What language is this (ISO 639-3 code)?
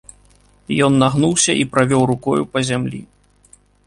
bel